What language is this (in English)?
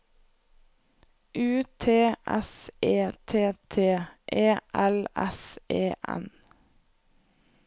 Norwegian